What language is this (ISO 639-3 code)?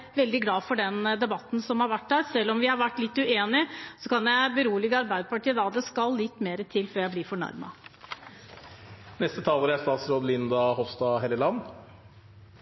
nob